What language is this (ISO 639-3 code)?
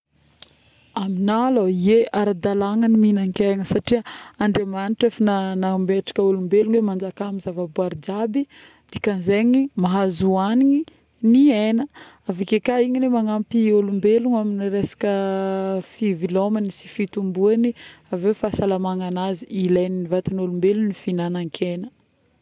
bmm